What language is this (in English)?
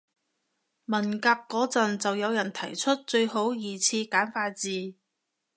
Cantonese